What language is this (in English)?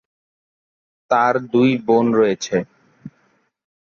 Bangla